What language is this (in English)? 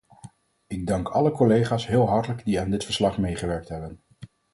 Dutch